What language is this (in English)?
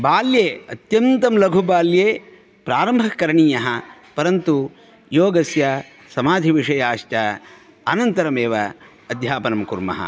Sanskrit